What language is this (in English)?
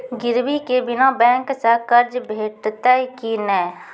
Maithili